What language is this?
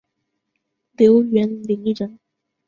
Chinese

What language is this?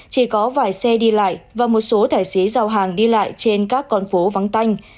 Vietnamese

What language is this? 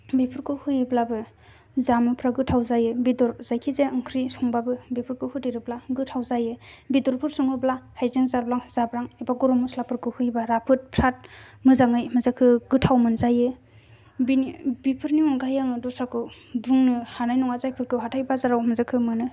Bodo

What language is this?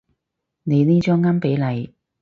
Cantonese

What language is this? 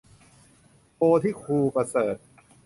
Thai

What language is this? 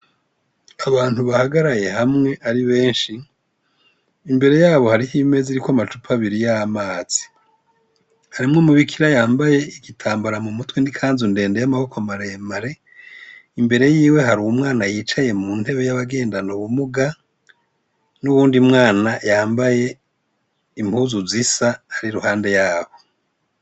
Rundi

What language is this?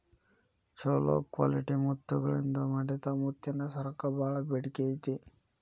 Kannada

